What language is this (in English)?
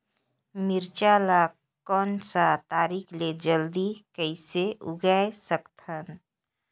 Chhattisgarhi